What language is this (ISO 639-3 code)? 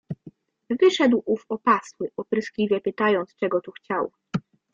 pol